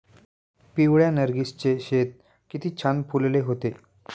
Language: Marathi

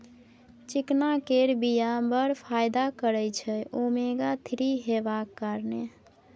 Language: Maithili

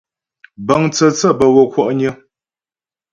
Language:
Ghomala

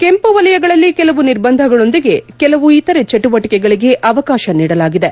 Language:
Kannada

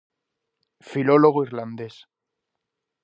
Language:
Galician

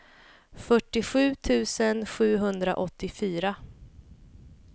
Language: Swedish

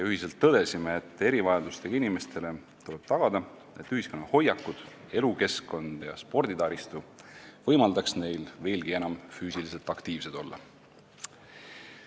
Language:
Estonian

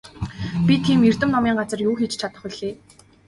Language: Mongolian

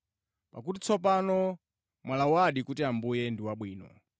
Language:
Nyanja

